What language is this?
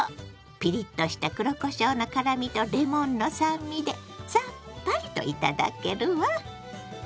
Japanese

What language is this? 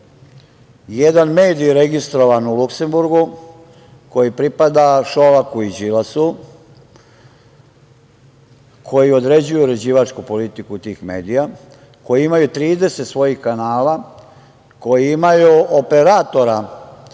Serbian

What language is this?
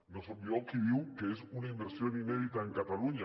Catalan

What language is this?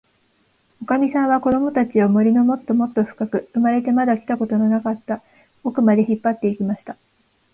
Japanese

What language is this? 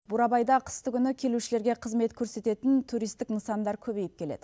Kazakh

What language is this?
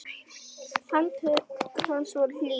Icelandic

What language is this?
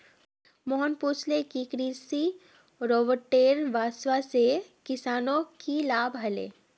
Magahi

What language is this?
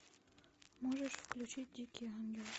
Russian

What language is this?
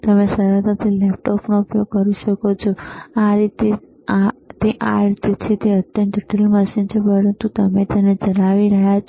Gujarati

